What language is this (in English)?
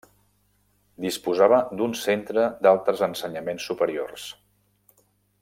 Catalan